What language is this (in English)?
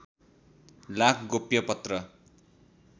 Nepali